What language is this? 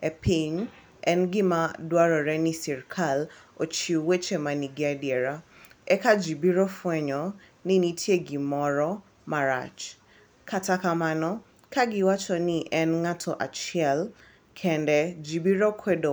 Luo (Kenya and Tanzania)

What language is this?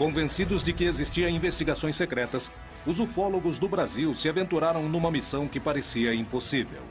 Portuguese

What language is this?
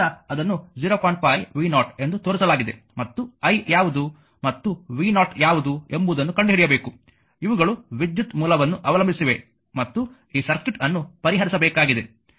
Kannada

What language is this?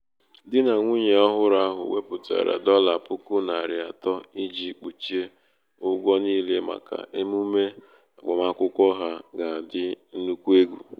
Igbo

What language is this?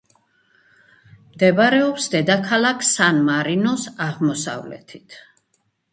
Georgian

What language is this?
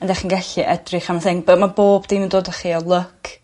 Welsh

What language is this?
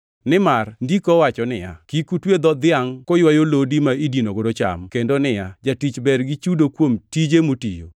Luo (Kenya and Tanzania)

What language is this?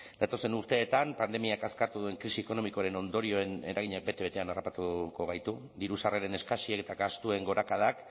Basque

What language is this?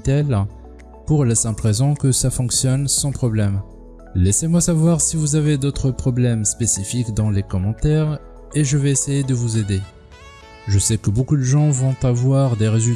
French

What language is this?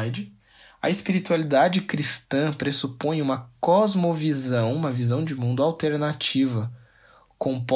Portuguese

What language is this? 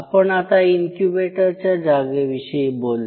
Marathi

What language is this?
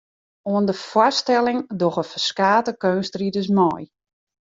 Western Frisian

